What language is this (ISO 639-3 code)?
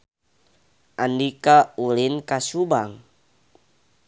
sun